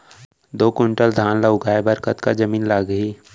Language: Chhattisgarhi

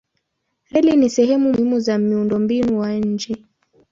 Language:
Swahili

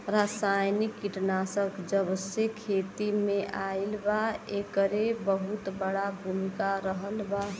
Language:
Bhojpuri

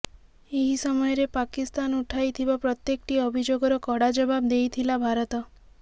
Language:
Odia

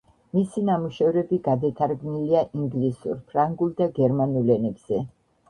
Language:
Georgian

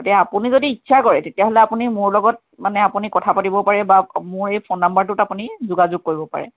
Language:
Assamese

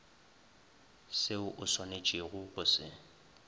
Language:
Northern Sotho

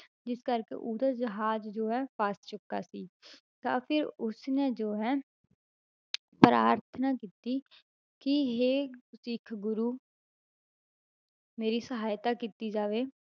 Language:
Punjabi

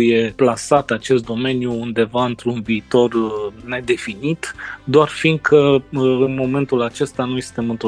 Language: Romanian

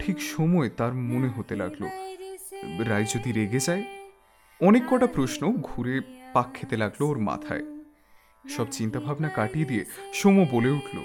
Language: Bangla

